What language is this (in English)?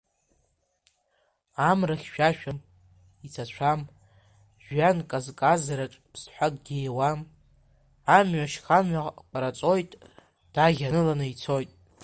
Abkhazian